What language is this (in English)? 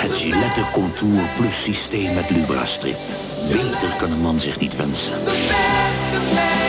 Dutch